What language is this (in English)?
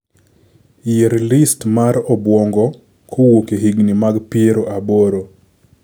Luo (Kenya and Tanzania)